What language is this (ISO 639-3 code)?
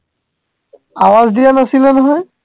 asm